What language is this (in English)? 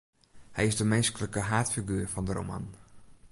Western Frisian